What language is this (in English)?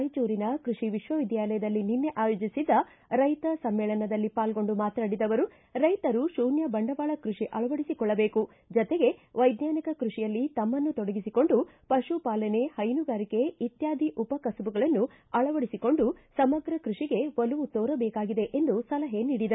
Kannada